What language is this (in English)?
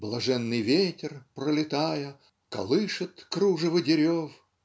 Russian